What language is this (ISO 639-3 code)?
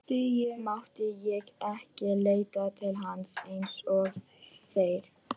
isl